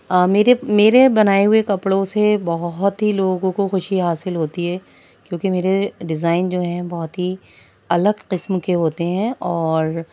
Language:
Urdu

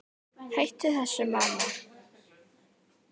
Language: Icelandic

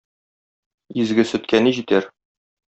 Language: Tatar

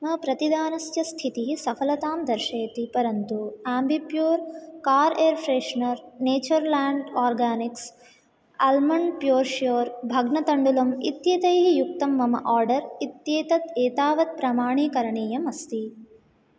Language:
Sanskrit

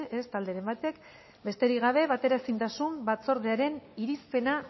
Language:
Basque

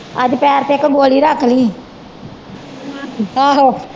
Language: Punjabi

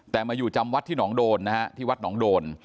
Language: Thai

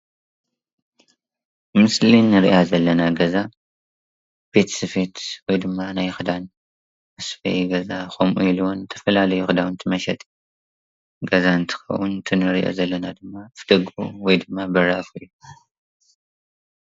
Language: Tigrinya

